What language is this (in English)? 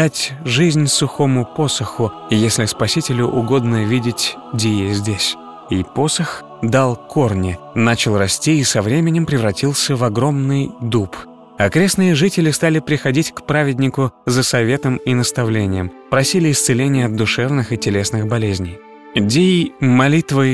Russian